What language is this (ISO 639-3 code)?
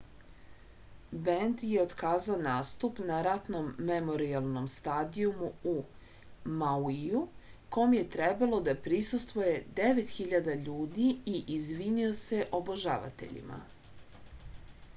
srp